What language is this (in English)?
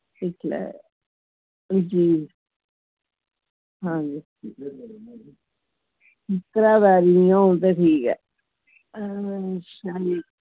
Dogri